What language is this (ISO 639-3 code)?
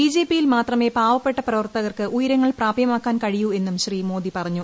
mal